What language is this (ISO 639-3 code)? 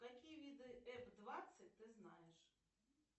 rus